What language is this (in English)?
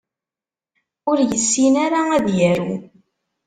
Kabyle